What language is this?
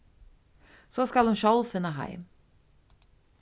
Faroese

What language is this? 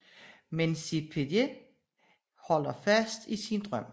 Danish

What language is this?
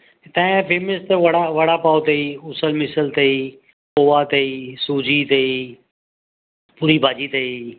Sindhi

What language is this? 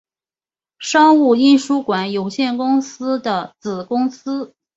Chinese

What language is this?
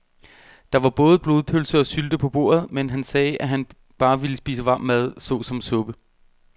Danish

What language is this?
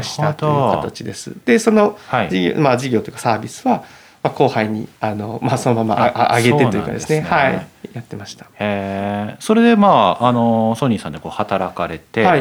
Japanese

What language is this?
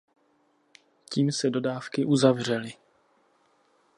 Czech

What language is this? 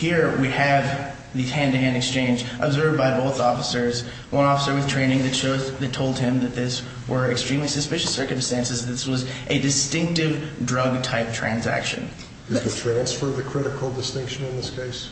English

